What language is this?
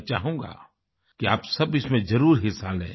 Hindi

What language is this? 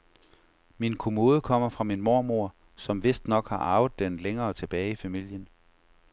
Danish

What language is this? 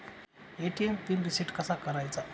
Marathi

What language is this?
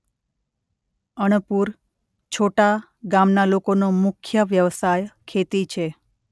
Gujarati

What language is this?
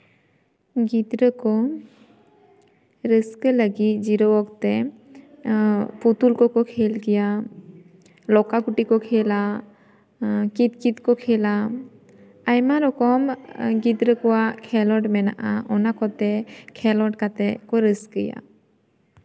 Santali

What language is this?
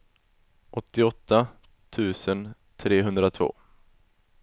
Swedish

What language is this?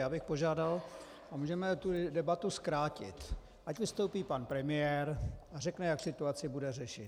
Czech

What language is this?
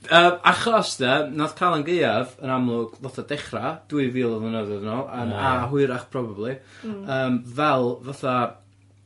Welsh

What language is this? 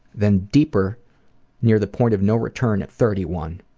English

